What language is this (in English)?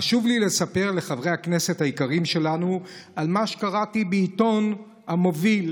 Hebrew